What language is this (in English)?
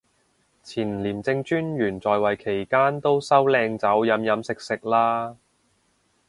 Cantonese